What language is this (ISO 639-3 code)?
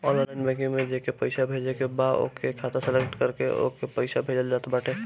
bho